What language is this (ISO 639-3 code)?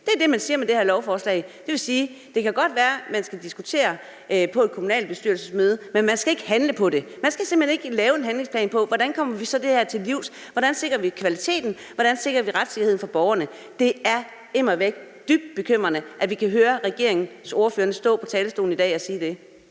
dan